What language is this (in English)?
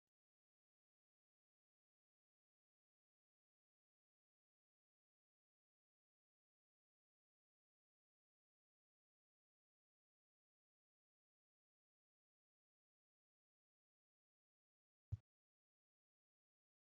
Oromo